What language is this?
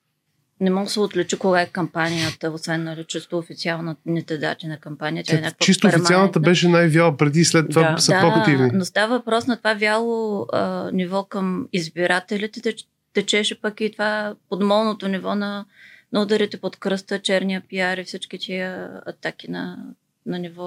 Bulgarian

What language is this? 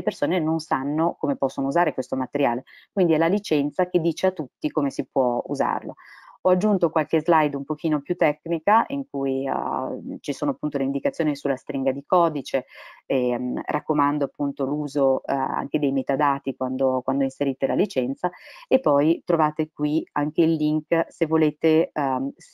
Italian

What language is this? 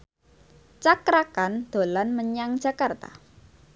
Javanese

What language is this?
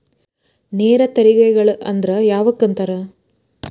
Kannada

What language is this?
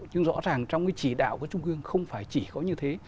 Vietnamese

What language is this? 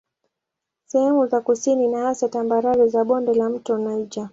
Swahili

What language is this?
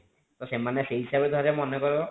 Odia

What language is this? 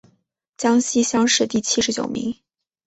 Chinese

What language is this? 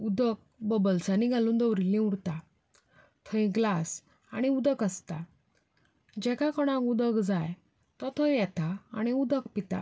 Konkani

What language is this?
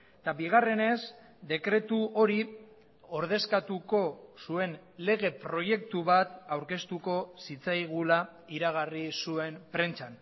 Basque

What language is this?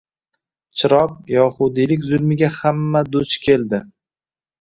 Uzbek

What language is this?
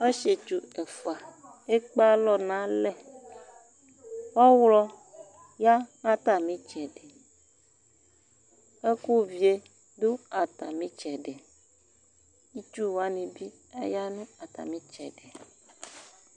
Ikposo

